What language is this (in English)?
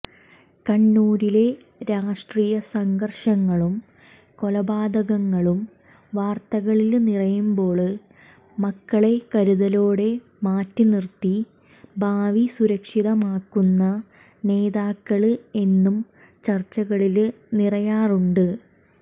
Malayalam